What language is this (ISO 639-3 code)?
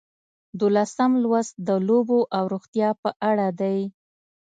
pus